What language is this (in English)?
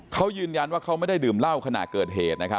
Thai